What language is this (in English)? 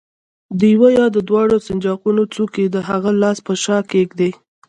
Pashto